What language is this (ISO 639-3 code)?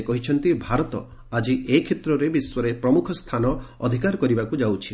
ori